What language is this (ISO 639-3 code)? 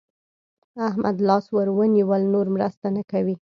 pus